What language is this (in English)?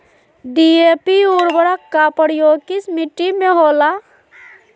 Magahi